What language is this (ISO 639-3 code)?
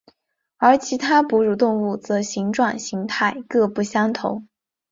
zho